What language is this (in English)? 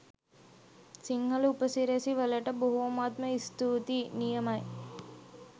Sinhala